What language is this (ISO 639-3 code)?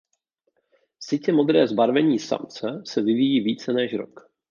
ces